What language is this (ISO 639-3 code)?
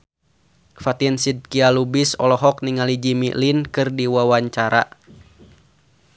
sun